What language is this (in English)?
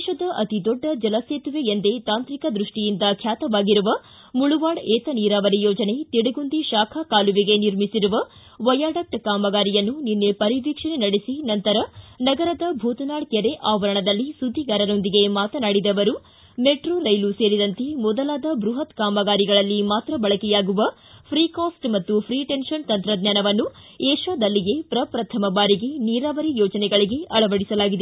Kannada